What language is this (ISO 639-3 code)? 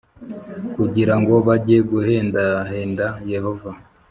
kin